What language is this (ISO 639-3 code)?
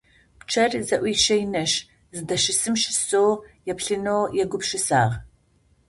ady